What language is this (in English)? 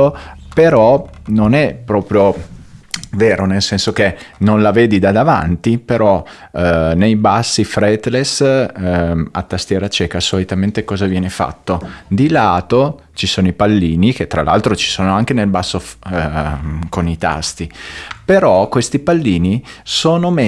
Italian